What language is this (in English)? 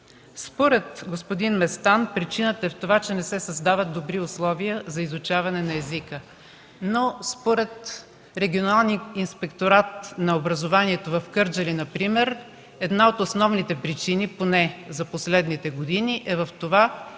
Bulgarian